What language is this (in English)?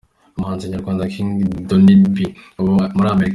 Kinyarwanda